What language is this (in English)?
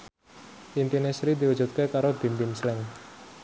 Javanese